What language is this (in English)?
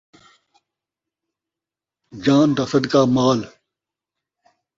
Saraiki